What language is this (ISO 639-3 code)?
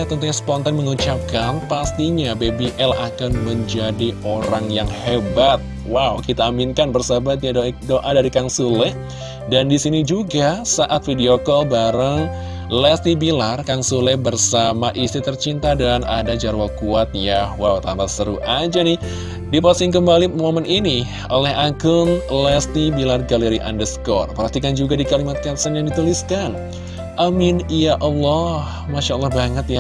ind